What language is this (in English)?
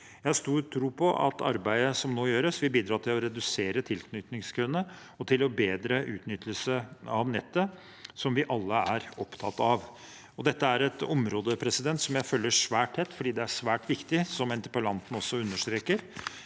Norwegian